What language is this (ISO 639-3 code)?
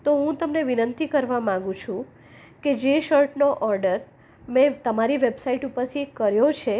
guj